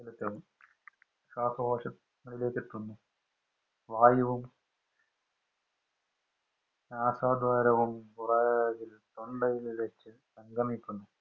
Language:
Malayalam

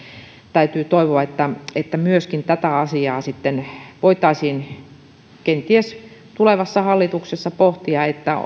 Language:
Finnish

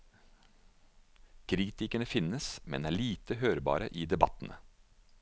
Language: Norwegian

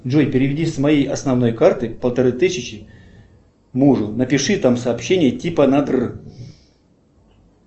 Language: Russian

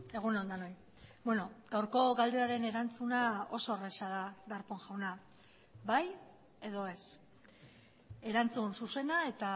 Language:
Basque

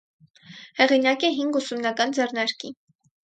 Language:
Armenian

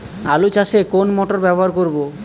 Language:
Bangla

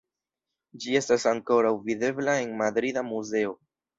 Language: Esperanto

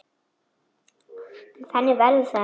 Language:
Icelandic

